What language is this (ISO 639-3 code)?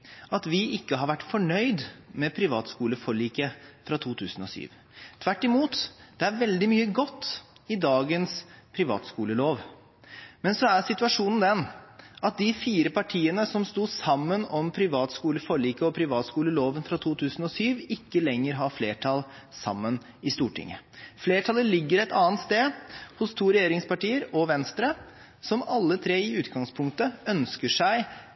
nob